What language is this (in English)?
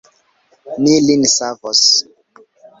Esperanto